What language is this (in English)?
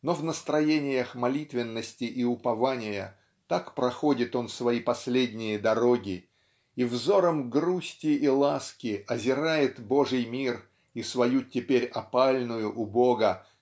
Russian